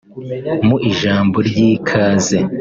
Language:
Kinyarwanda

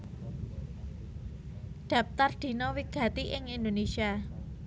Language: Javanese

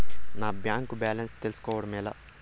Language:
Telugu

